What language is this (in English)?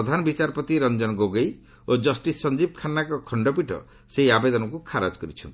Odia